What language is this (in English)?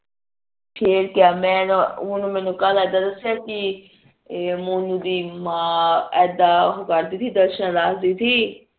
Punjabi